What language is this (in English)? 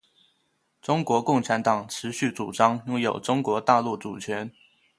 Chinese